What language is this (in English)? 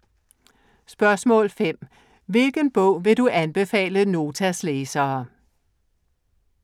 Danish